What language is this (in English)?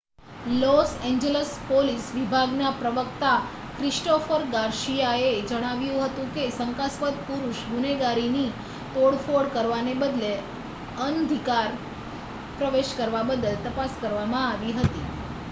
Gujarati